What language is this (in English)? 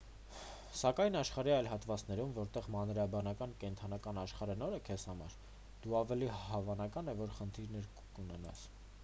Armenian